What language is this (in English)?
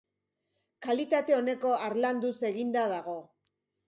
Basque